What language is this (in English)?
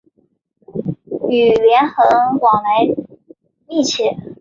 Chinese